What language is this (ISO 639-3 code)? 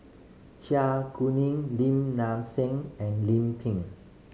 eng